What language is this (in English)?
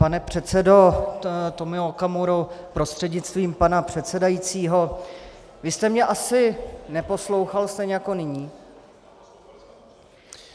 Czech